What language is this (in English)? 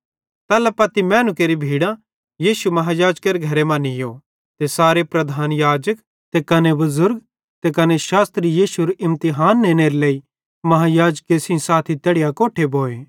Bhadrawahi